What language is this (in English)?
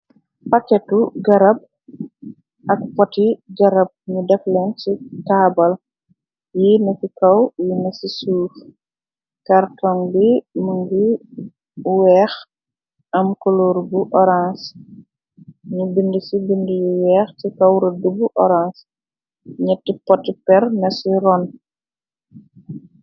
Wolof